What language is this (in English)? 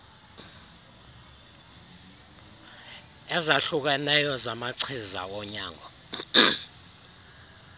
Xhosa